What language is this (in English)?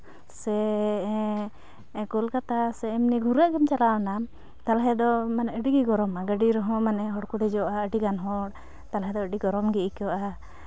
Santali